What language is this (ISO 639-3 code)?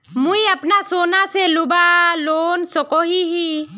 mag